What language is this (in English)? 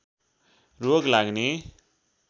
Nepali